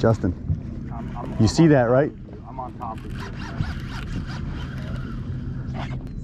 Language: English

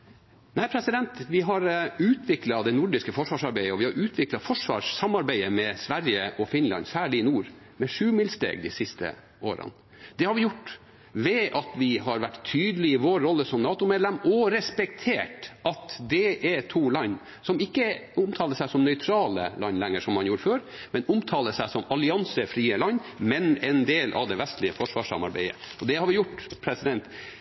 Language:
Norwegian Bokmål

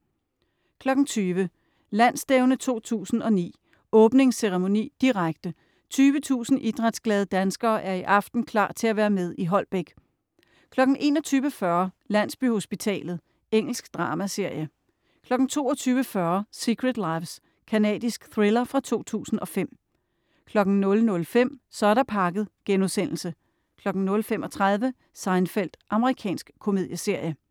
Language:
Danish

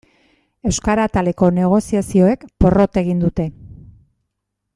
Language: Basque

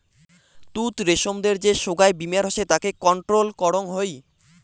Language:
Bangla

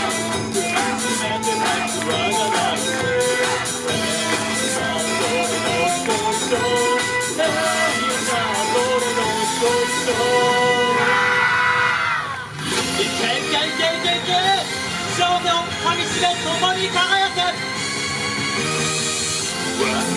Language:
Japanese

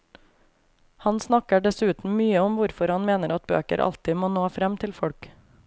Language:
Norwegian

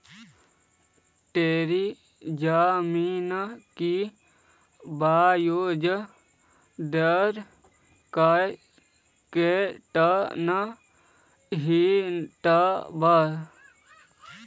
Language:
Magahi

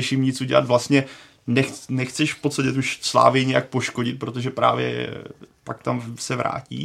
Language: Czech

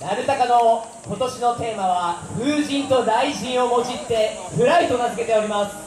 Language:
Japanese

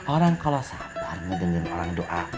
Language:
Indonesian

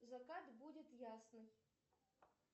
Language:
Russian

